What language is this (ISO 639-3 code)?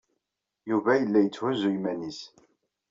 kab